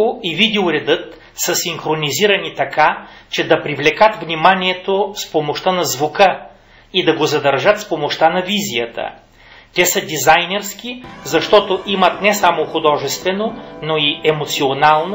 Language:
Bulgarian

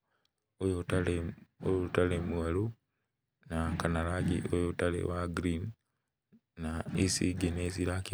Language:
Kikuyu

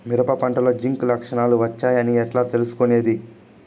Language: Telugu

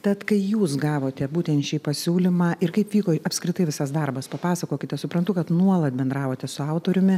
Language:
Lithuanian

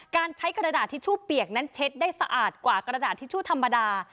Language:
Thai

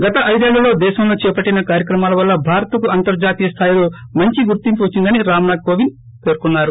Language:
Telugu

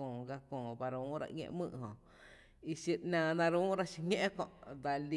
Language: Tepinapa Chinantec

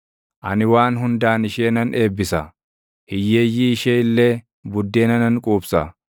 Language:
Oromo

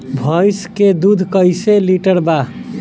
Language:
Bhojpuri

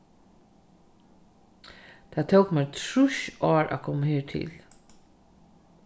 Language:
Faroese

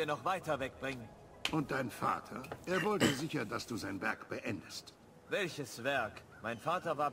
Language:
German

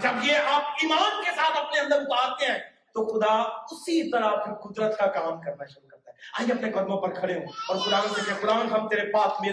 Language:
Urdu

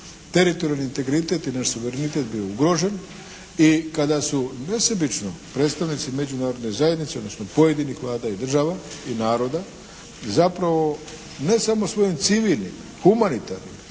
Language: Croatian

